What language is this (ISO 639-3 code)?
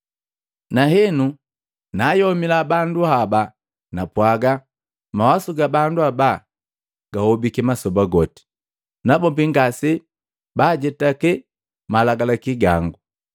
mgv